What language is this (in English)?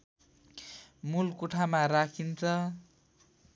Nepali